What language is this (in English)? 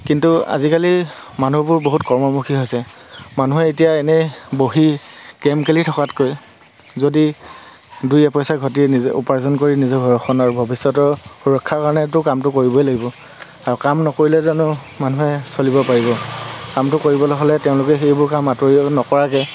Assamese